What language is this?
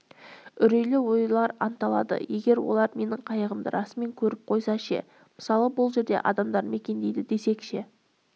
Kazakh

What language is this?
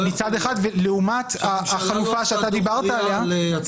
Hebrew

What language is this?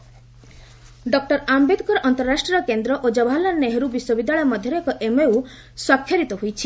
Odia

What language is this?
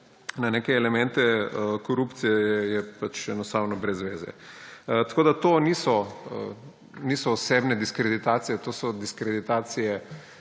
Slovenian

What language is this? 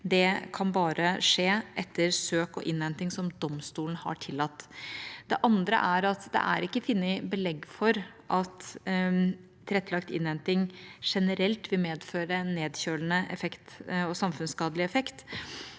Norwegian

